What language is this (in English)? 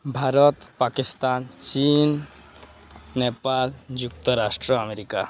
Odia